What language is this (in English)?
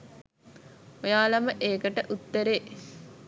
Sinhala